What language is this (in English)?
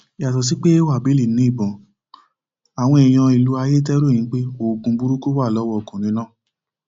Yoruba